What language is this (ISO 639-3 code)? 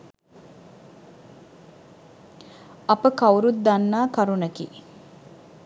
sin